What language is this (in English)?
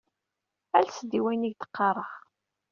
Kabyle